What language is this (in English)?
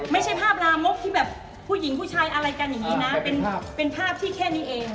Thai